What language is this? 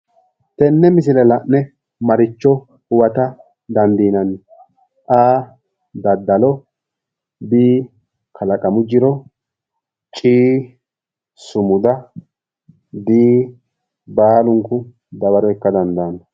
Sidamo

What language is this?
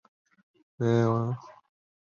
Chinese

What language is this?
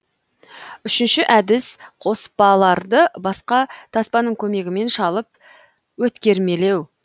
Kazakh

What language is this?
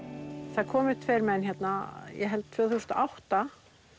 Icelandic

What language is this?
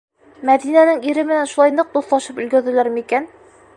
Bashkir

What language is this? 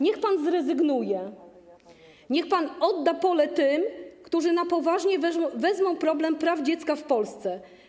Polish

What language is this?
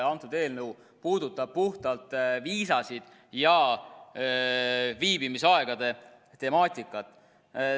Estonian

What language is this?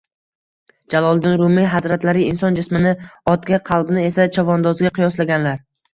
Uzbek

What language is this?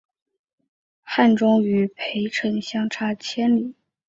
Chinese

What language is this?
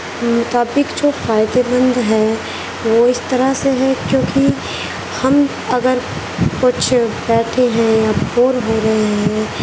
Urdu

